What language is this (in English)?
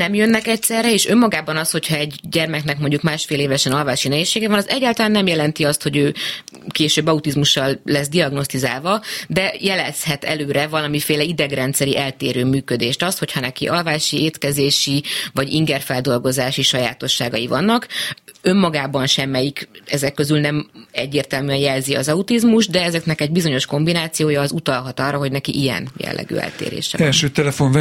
Hungarian